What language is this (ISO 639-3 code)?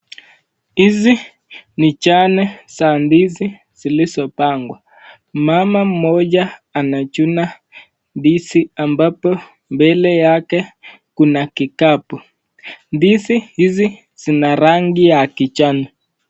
swa